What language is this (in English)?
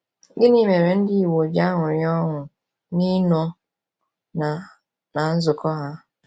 Igbo